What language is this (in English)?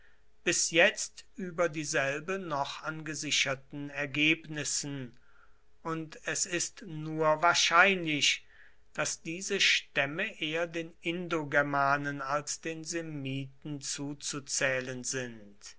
German